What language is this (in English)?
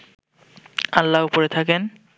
Bangla